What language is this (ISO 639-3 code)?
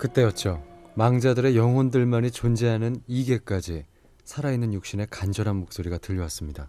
kor